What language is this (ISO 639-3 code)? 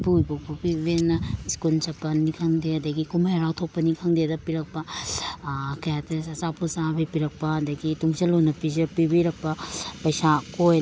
mni